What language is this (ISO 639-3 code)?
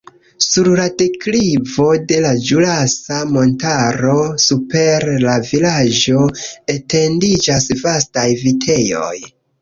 epo